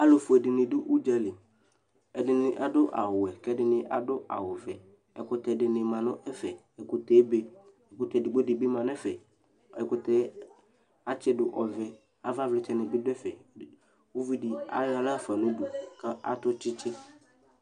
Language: Ikposo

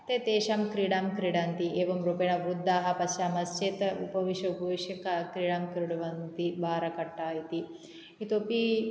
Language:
Sanskrit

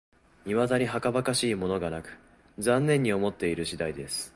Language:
Japanese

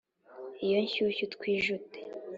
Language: Kinyarwanda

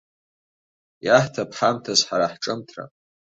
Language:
Abkhazian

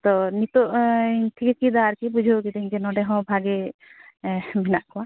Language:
Santali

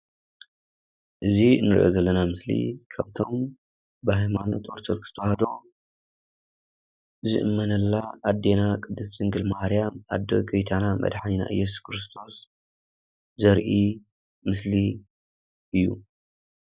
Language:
Tigrinya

